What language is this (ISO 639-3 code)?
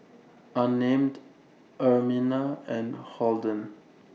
eng